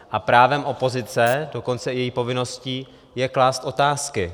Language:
Czech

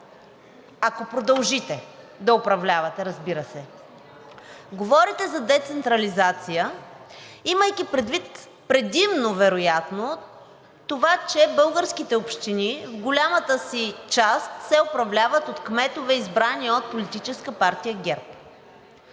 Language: Bulgarian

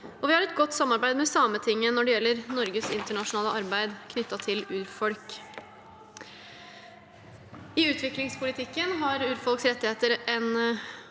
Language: Norwegian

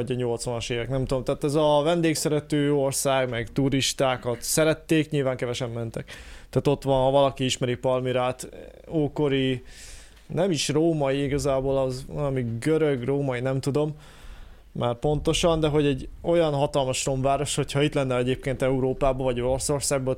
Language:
Hungarian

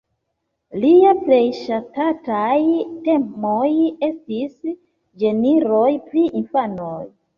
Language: Esperanto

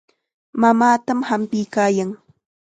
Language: Chiquián Ancash Quechua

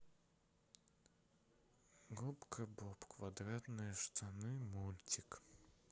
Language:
Russian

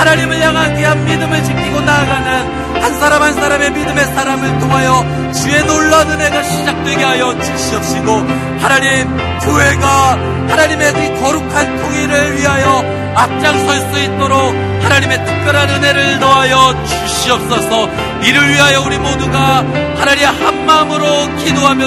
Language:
Korean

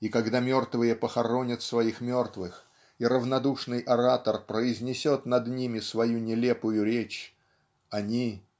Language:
Russian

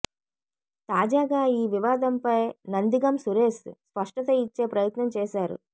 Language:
Telugu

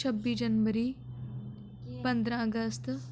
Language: Dogri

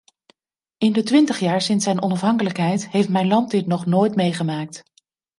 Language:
Dutch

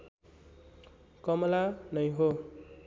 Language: Nepali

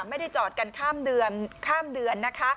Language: Thai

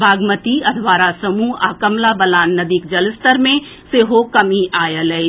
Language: Maithili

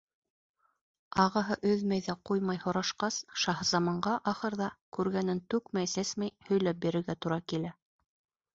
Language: Bashkir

